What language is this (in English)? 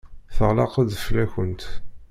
Kabyle